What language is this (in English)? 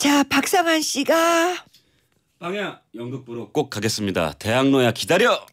Korean